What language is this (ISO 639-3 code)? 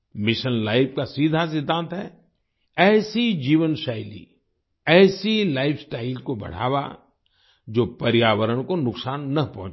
hin